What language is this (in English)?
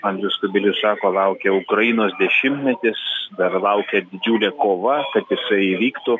Lithuanian